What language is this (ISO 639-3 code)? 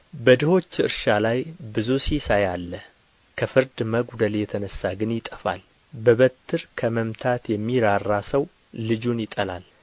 amh